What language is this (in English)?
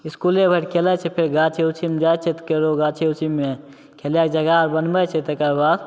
Maithili